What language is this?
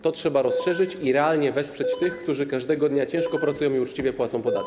Polish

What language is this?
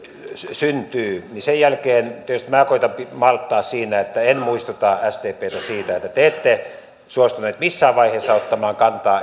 Finnish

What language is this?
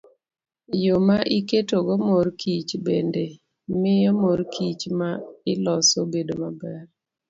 Luo (Kenya and Tanzania)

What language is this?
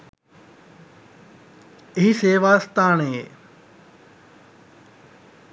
Sinhala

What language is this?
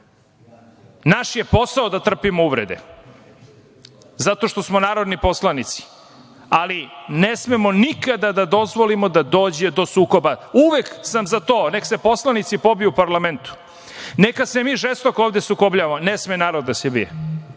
Serbian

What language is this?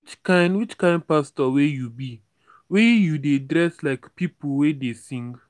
Nigerian Pidgin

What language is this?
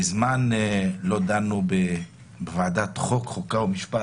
Hebrew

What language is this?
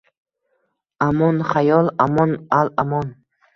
Uzbek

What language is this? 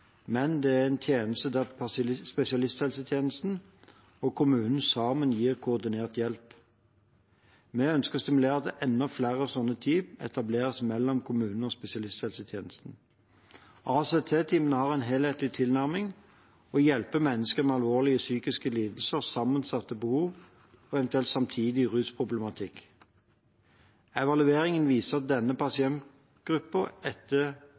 Norwegian Bokmål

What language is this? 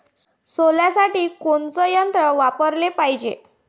Marathi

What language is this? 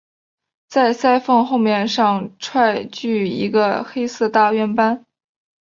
Chinese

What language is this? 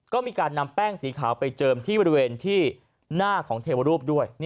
Thai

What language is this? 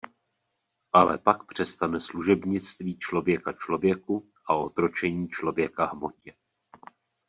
Czech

